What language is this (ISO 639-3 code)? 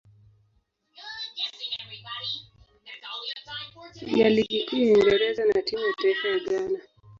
swa